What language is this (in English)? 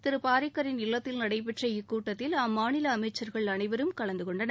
Tamil